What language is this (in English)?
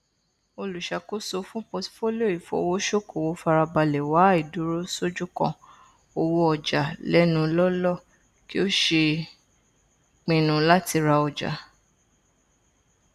Yoruba